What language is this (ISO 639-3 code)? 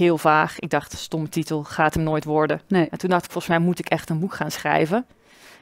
nld